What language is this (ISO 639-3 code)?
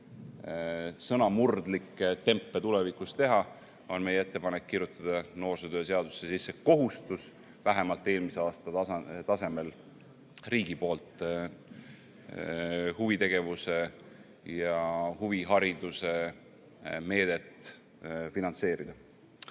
est